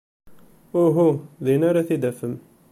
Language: Kabyle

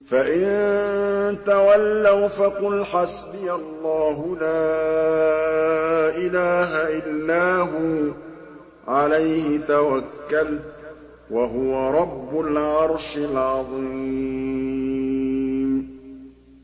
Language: Arabic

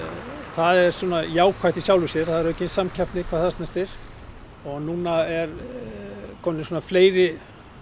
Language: Icelandic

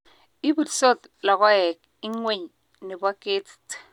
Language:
Kalenjin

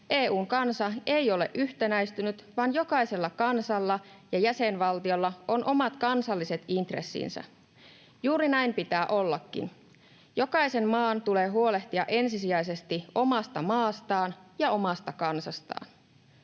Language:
Finnish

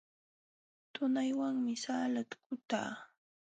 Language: Jauja Wanca Quechua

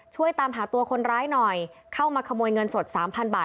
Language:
Thai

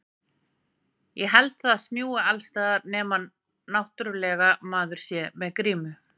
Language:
Icelandic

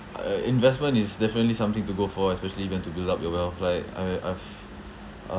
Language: English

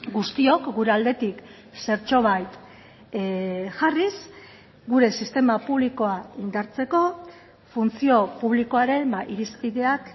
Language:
Basque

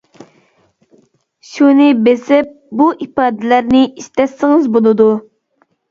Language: Uyghur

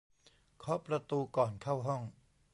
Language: Thai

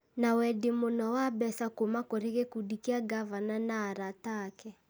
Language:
Kikuyu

